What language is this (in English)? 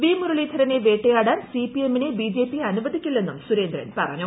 Malayalam